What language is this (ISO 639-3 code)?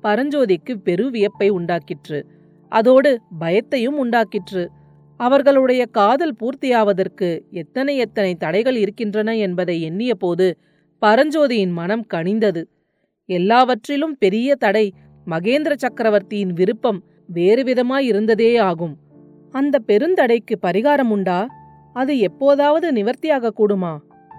tam